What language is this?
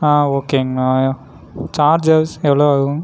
Tamil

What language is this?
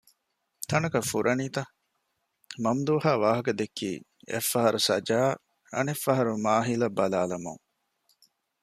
Divehi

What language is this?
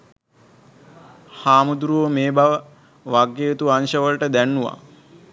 Sinhala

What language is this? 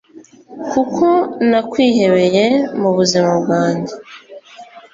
Kinyarwanda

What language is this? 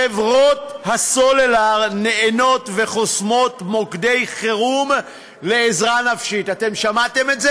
Hebrew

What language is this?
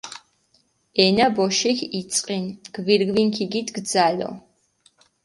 Mingrelian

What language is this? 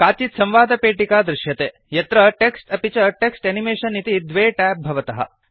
Sanskrit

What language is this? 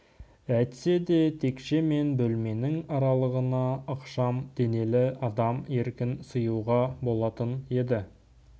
Kazakh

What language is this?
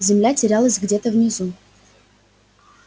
Russian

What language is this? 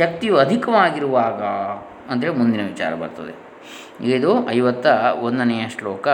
Kannada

